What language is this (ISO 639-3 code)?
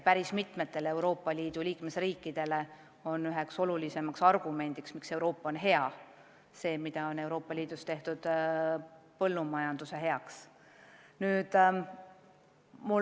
est